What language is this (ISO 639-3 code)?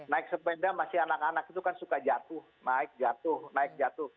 ind